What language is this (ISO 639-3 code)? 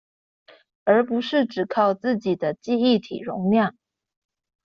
zho